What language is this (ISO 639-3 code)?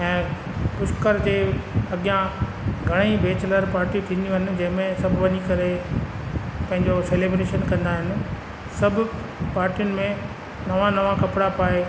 snd